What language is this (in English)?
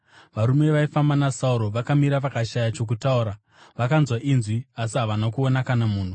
Shona